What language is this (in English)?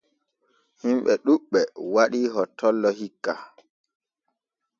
Borgu Fulfulde